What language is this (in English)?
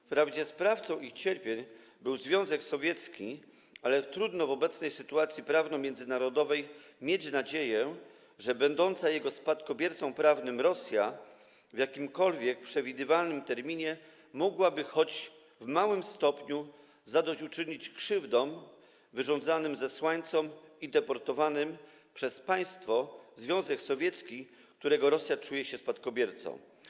Polish